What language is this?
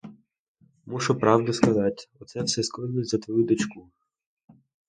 Ukrainian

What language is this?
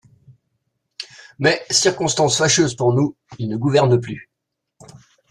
French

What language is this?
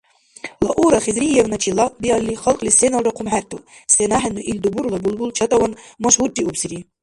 Dargwa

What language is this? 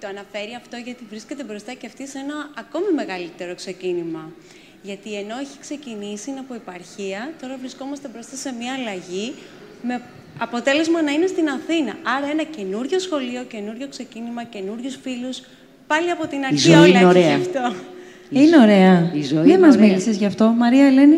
Greek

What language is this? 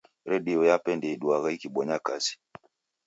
Taita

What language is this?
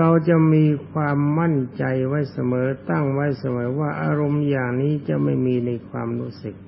Thai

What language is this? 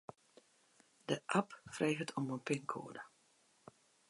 Western Frisian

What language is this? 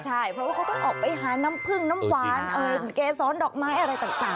Thai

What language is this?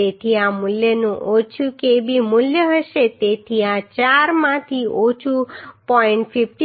Gujarati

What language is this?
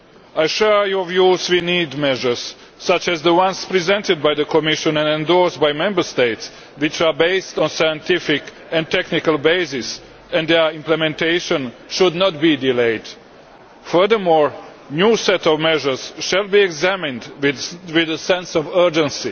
English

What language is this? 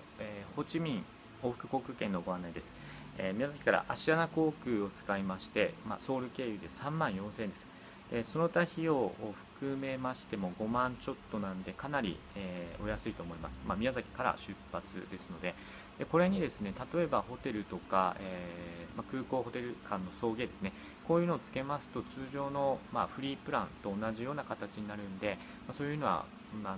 Japanese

